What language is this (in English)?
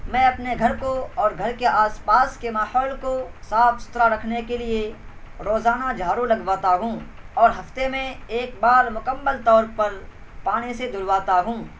Urdu